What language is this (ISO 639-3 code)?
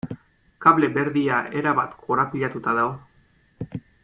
eus